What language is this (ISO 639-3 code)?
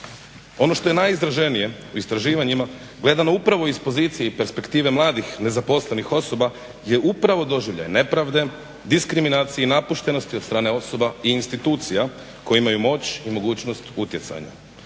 hrv